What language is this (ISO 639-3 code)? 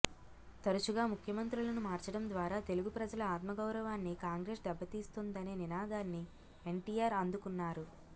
tel